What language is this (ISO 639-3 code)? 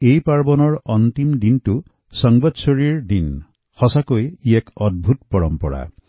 asm